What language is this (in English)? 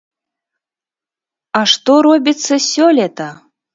Belarusian